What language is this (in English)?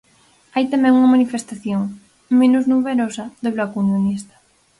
Galician